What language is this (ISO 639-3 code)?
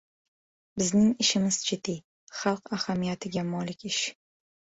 uzb